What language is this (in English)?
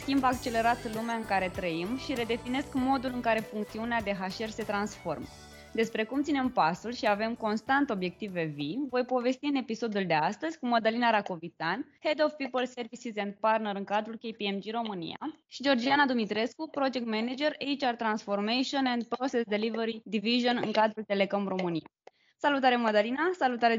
Romanian